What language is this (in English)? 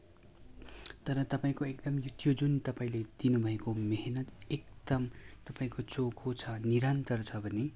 Nepali